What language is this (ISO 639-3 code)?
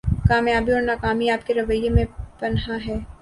urd